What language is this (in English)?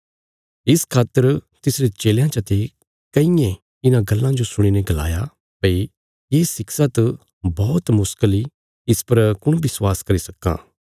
Bilaspuri